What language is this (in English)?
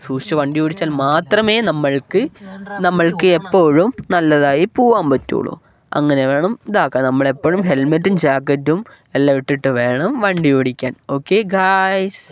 Malayalam